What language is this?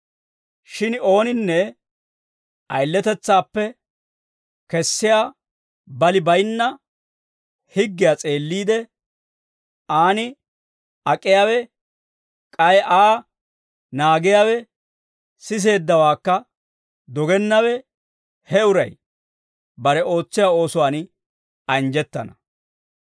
Dawro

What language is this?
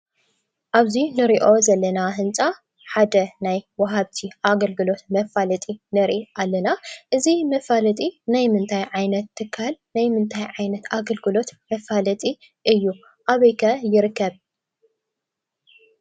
Tigrinya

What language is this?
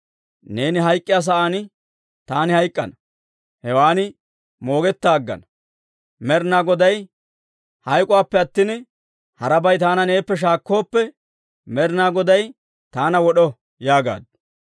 Dawro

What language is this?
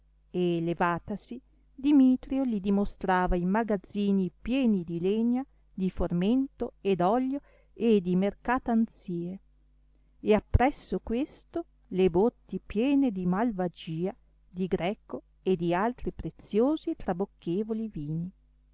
Italian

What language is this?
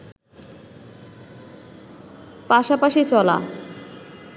Bangla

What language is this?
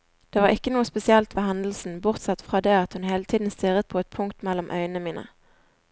Norwegian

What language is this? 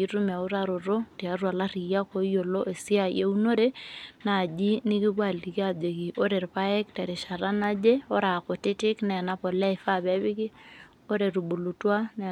Masai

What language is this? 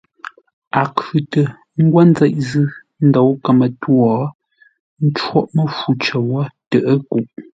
Ngombale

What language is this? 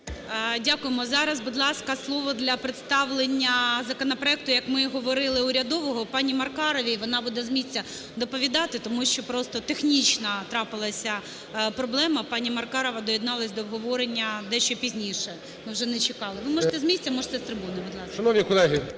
Ukrainian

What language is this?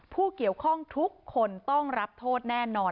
Thai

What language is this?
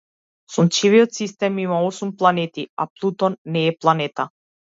Macedonian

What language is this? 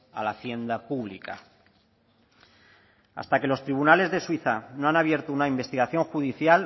Spanish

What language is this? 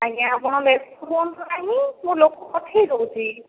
Odia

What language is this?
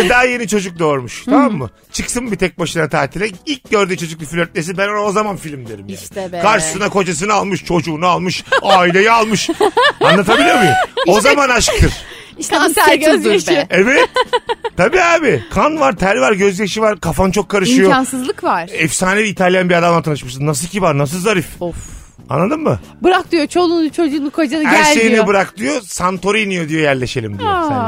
Turkish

